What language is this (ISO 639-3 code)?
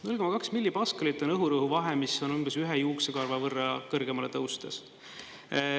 est